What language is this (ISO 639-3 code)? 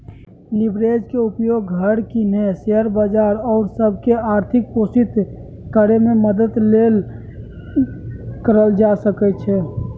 mag